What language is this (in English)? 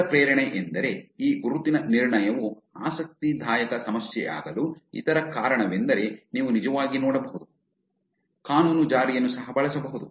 Kannada